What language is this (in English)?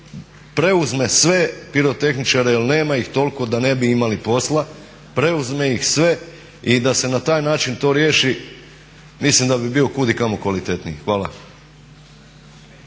Croatian